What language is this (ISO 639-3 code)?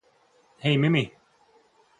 ces